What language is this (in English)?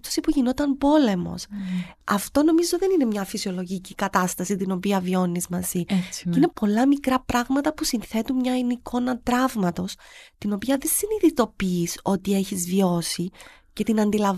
Greek